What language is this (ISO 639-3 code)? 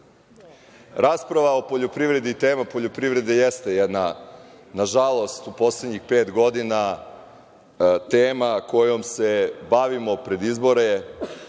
srp